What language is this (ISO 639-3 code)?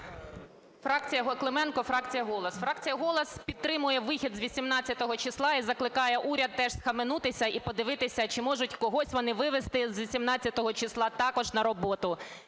ukr